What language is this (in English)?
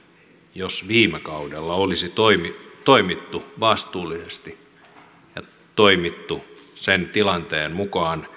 Finnish